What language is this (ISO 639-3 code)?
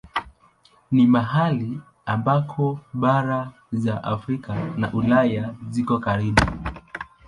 swa